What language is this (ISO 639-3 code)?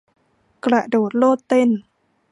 tha